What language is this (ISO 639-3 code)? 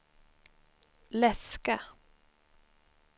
swe